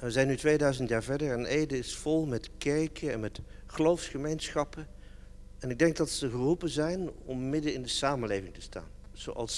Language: Dutch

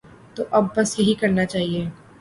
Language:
Urdu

